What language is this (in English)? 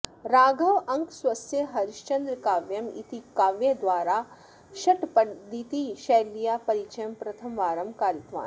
Sanskrit